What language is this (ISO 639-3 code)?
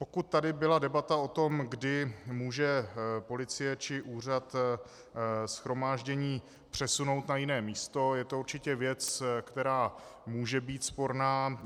ces